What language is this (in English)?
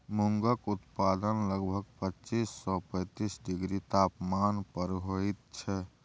Maithili